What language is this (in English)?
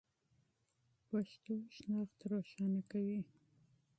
Pashto